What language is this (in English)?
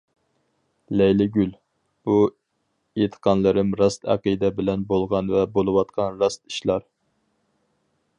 Uyghur